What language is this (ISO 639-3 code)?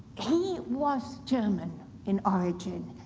eng